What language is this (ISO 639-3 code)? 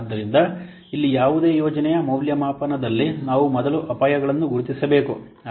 kan